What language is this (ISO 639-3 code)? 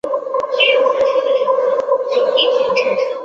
zho